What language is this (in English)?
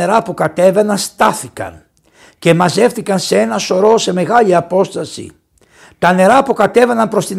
Greek